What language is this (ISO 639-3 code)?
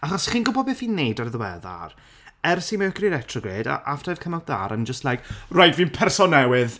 cym